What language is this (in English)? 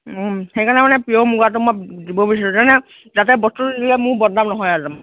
Assamese